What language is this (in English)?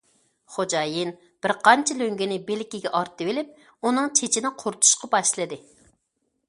Uyghur